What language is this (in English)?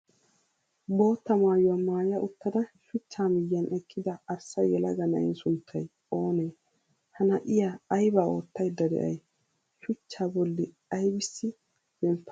Wolaytta